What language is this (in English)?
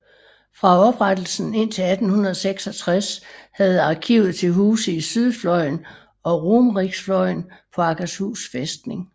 Danish